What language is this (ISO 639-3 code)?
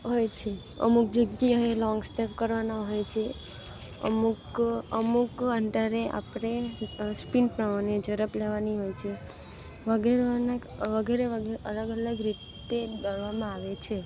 guj